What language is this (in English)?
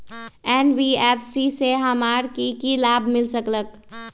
Magahi